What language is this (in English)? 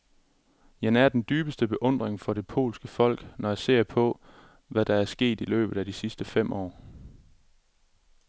Danish